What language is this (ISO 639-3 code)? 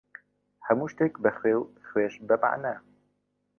ckb